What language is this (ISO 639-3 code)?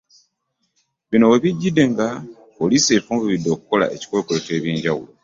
lug